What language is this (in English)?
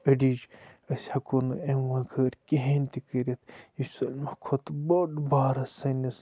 Kashmiri